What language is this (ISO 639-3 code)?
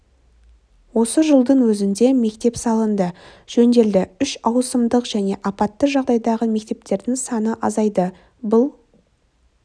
kaz